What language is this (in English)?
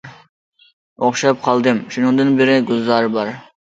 Uyghur